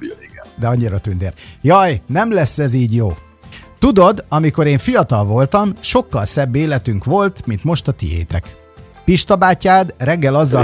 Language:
Hungarian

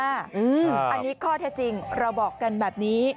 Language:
Thai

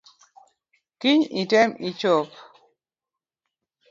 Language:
Luo (Kenya and Tanzania)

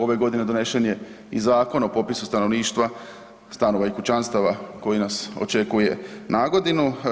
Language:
Croatian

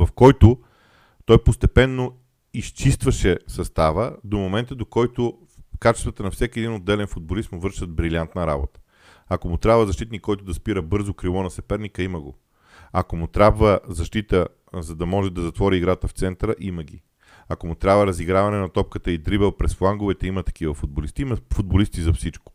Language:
Bulgarian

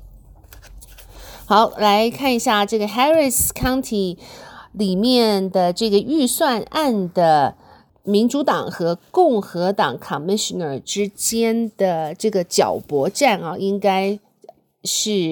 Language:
Chinese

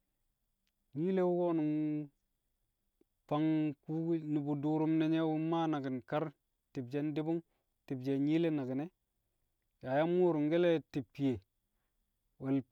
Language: Kamo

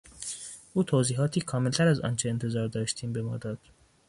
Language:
Persian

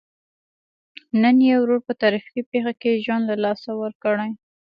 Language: Pashto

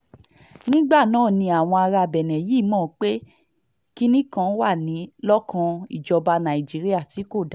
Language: Yoruba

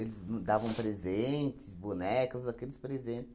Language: Portuguese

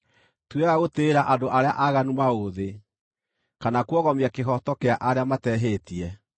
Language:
Kikuyu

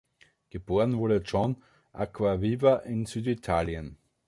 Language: German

